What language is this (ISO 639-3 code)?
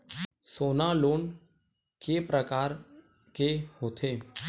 hne